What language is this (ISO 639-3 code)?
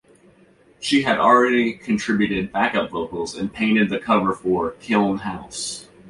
eng